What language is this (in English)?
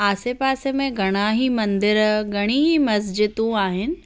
Sindhi